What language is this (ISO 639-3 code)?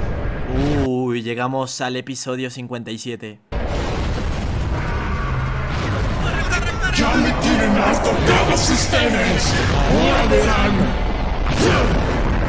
spa